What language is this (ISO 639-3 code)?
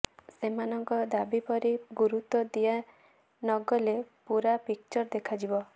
ori